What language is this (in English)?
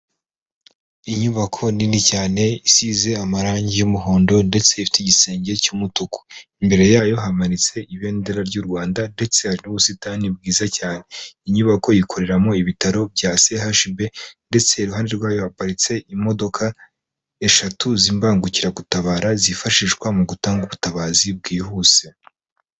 Kinyarwanda